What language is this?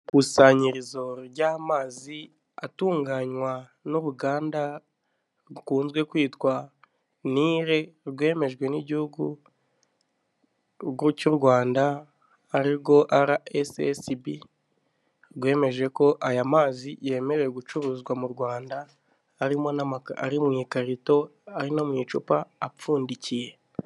Kinyarwanda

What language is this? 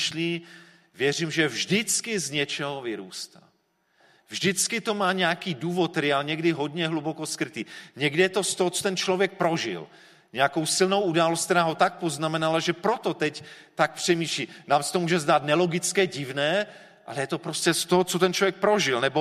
Czech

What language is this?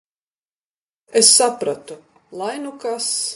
Latvian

